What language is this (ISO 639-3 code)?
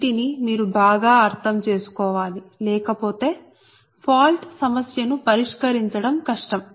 tel